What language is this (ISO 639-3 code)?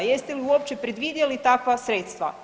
hrv